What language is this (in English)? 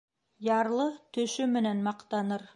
Bashkir